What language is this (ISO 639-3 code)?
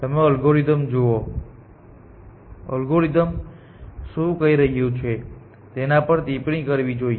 guj